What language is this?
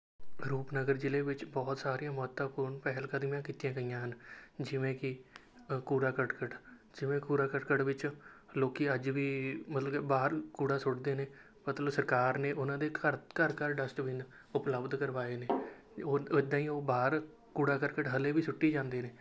Punjabi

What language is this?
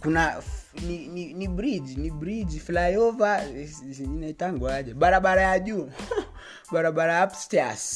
Swahili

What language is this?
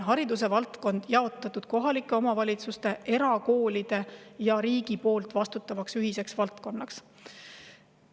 Estonian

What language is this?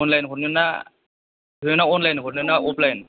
Bodo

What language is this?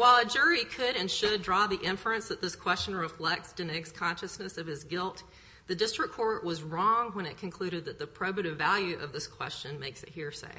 English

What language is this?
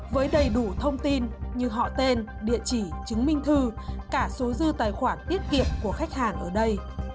Vietnamese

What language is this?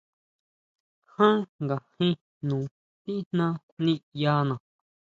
Huautla Mazatec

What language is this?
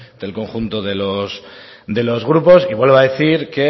Spanish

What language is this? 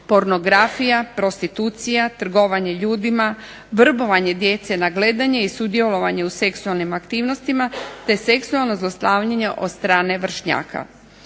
Croatian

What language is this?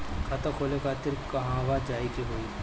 Bhojpuri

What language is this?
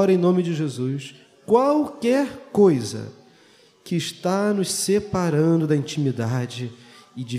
Portuguese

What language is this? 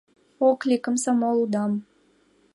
Mari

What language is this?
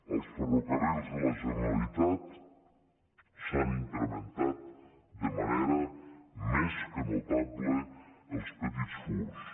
Catalan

